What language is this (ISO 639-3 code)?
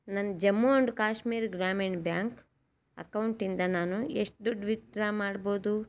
kan